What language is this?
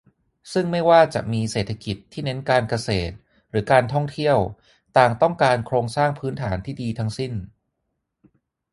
Thai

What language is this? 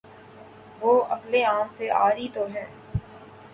Urdu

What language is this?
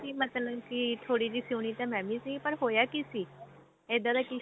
Punjabi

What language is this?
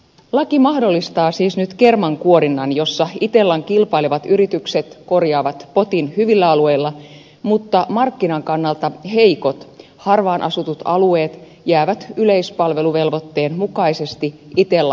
Finnish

